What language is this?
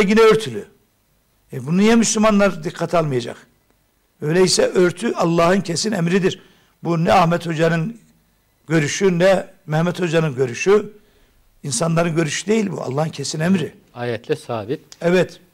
Turkish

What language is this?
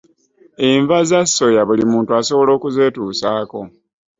Ganda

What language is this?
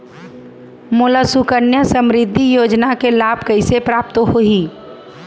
Chhattisgarhi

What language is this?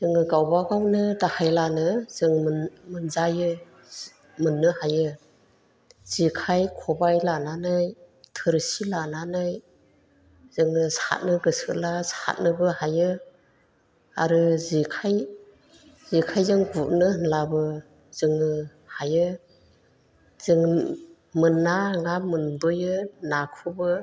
Bodo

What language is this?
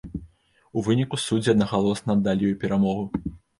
Belarusian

